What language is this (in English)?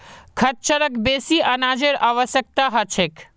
Magahi